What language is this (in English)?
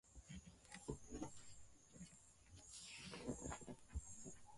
Swahili